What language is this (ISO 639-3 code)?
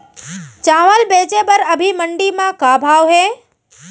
hne